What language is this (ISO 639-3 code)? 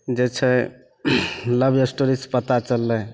mai